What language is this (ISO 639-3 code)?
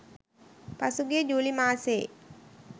sin